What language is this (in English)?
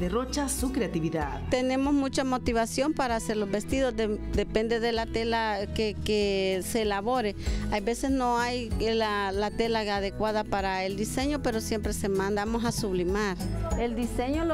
Spanish